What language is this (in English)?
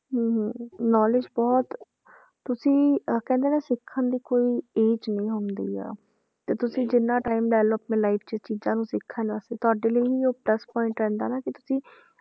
Punjabi